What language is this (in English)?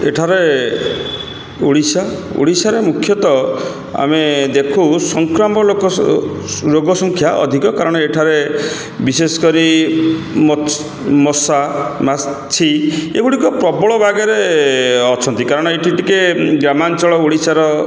Odia